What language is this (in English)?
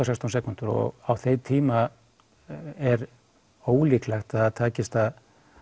Icelandic